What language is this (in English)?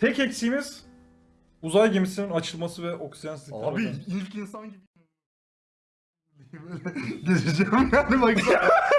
Turkish